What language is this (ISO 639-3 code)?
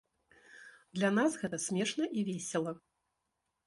bel